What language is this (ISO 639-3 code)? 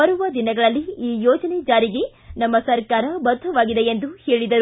kan